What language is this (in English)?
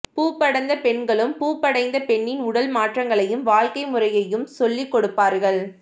Tamil